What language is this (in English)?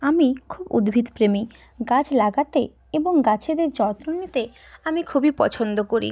Bangla